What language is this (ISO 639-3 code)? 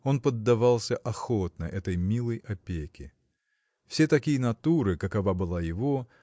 rus